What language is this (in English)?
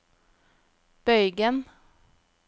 Norwegian